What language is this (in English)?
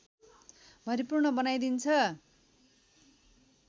Nepali